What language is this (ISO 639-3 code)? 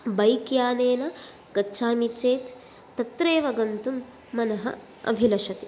san